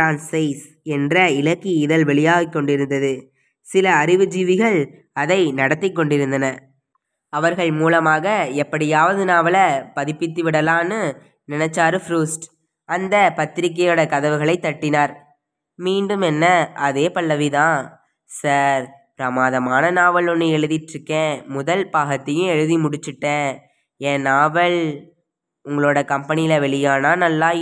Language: Tamil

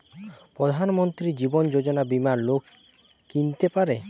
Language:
Bangla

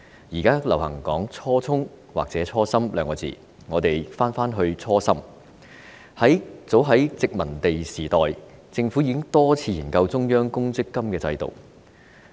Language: Cantonese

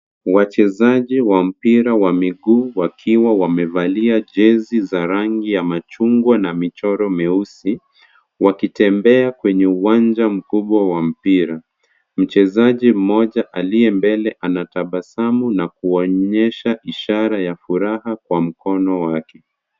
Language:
Swahili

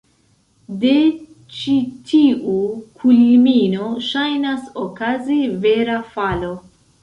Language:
Esperanto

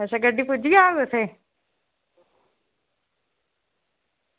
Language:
Dogri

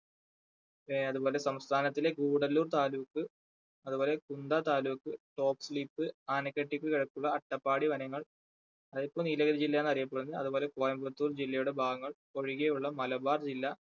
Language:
Malayalam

